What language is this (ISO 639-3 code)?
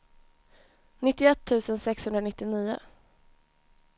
swe